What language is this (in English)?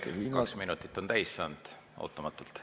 Estonian